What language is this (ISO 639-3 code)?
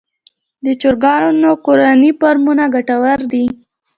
pus